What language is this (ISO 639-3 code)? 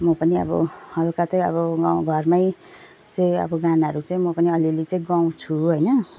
nep